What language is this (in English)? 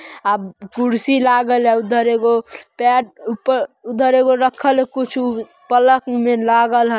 Magahi